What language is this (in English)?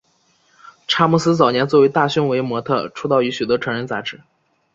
Chinese